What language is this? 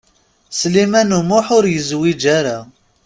Kabyle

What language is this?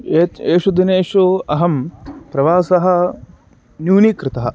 Sanskrit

